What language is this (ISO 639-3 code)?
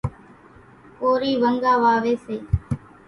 gjk